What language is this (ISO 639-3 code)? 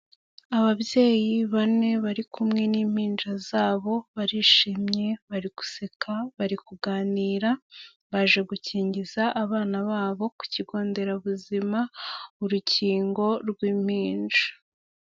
kin